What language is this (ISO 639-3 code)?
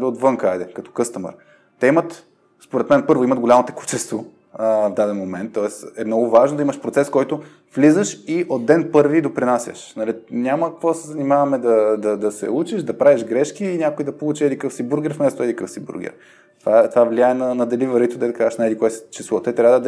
bul